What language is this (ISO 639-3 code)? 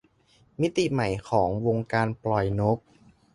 tha